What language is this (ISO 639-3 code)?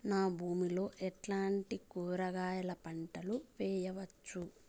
tel